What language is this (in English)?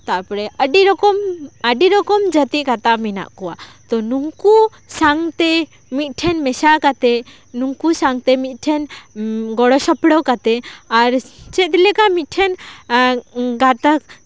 Santali